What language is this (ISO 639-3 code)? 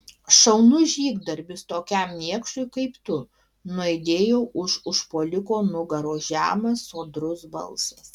lit